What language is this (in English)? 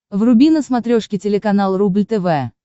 Russian